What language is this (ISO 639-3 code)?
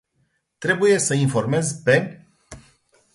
ron